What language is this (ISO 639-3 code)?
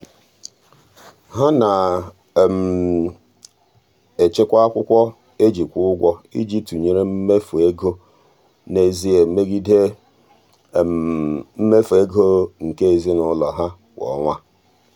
ibo